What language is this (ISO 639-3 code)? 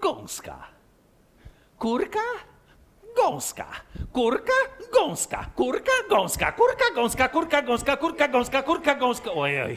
pol